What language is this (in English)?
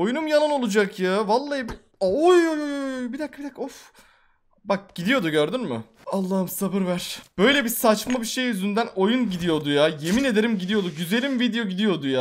Turkish